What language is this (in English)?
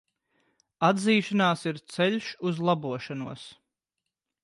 Latvian